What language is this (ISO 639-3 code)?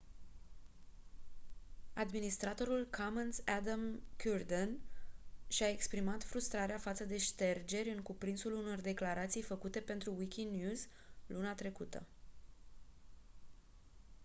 ron